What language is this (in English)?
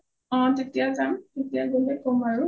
Assamese